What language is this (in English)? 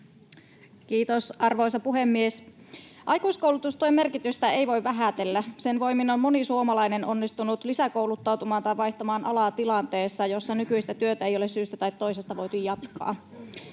Finnish